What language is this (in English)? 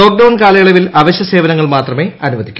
Malayalam